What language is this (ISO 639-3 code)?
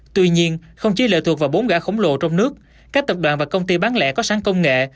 vie